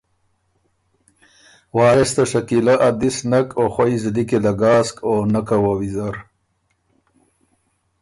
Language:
Ormuri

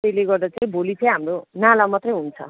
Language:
Nepali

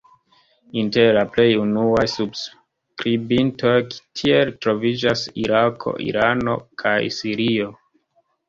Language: Esperanto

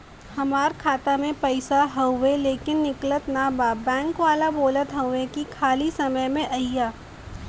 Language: Bhojpuri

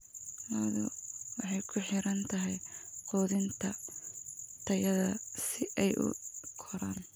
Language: Somali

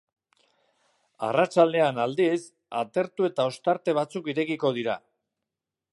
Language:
Basque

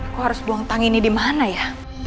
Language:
Indonesian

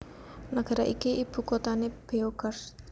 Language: Javanese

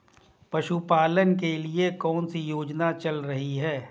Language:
Hindi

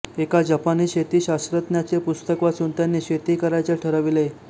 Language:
Marathi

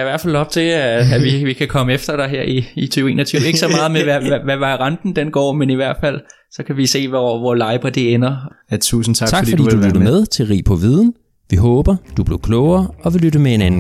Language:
Danish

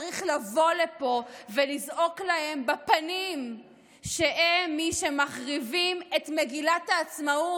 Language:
Hebrew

